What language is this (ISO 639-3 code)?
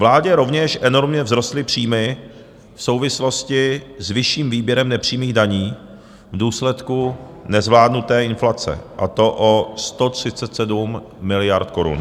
ces